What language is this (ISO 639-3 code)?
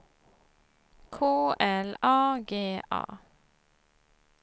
swe